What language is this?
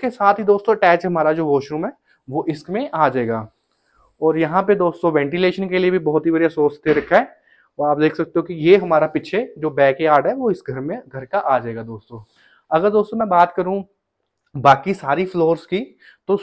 Hindi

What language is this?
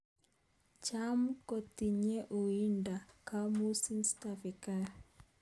Kalenjin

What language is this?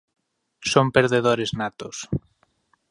Galician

